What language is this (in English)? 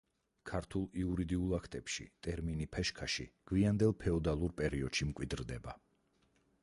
Georgian